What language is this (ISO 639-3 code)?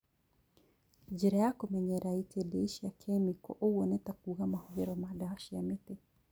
kik